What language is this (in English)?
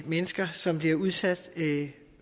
Danish